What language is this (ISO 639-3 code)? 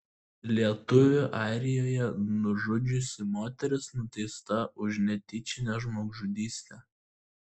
lit